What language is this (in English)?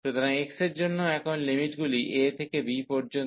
Bangla